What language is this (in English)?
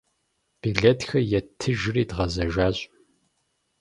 Kabardian